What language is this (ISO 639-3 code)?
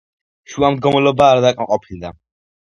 kat